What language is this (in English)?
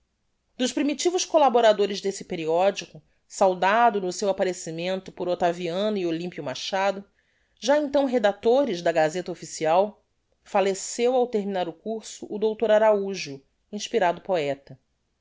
Portuguese